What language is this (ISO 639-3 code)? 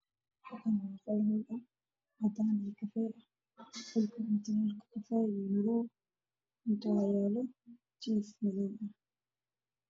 som